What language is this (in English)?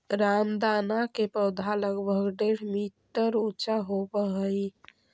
Magahi